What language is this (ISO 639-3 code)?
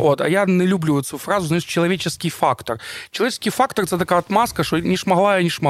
ukr